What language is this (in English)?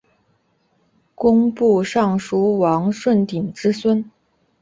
Chinese